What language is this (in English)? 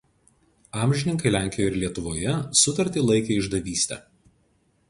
Lithuanian